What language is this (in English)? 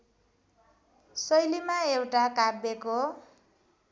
Nepali